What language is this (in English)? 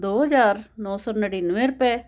Punjabi